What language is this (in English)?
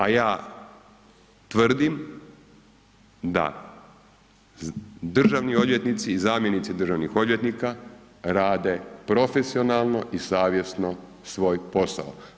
Croatian